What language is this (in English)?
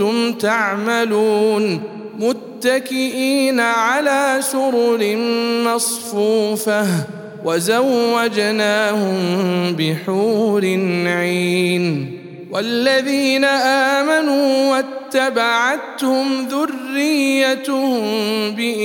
Arabic